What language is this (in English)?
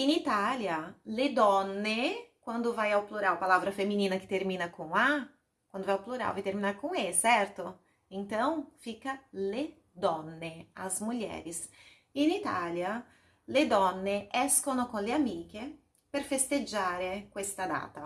Portuguese